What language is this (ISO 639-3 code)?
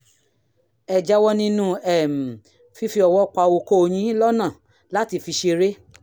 yor